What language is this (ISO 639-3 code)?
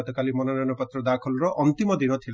ori